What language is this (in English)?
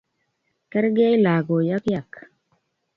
Kalenjin